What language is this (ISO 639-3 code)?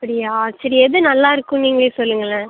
tam